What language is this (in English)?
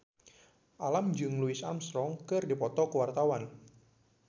Sundanese